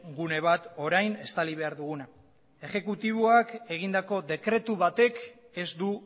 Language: Basque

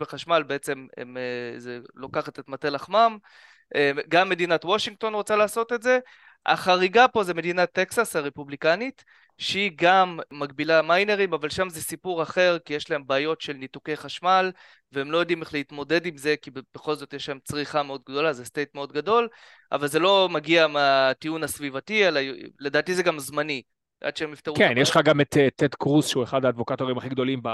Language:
Hebrew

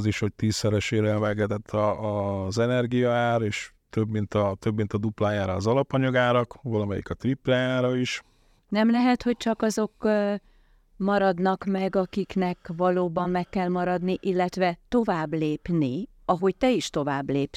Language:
Hungarian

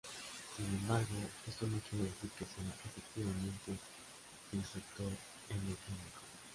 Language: Spanish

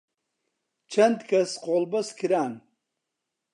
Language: Central Kurdish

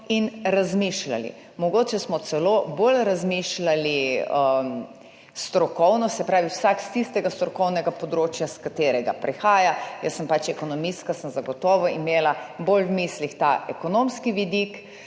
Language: Slovenian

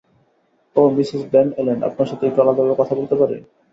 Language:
Bangla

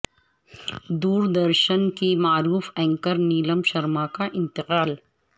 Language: Urdu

